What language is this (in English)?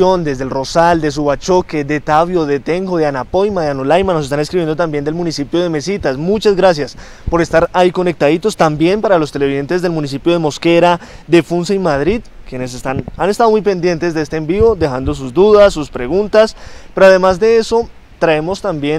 Spanish